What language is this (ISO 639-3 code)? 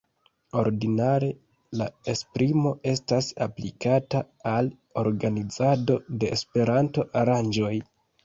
epo